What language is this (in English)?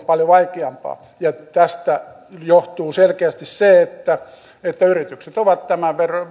Finnish